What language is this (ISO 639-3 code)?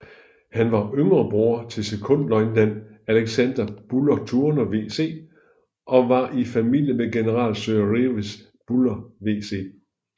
dan